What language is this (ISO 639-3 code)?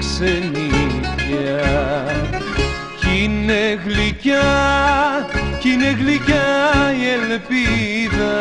ell